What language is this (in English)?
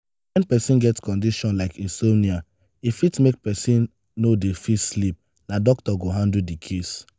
Nigerian Pidgin